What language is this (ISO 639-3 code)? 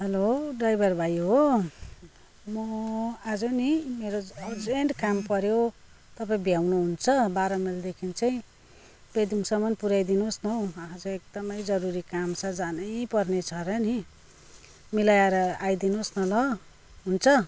nep